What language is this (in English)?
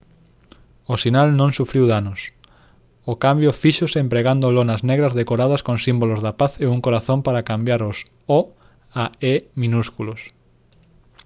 Galician